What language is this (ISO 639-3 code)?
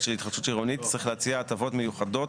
heb